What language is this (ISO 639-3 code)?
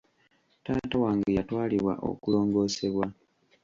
lug